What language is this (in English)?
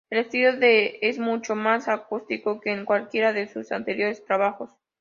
Spanish